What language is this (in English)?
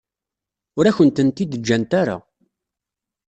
Kabyle